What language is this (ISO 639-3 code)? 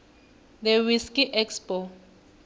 nbl